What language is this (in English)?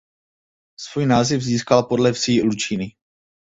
Czech